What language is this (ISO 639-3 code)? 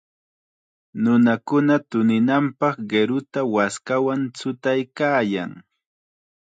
qxa